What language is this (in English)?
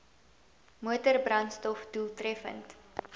Afrikaans